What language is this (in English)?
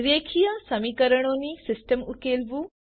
Gujarati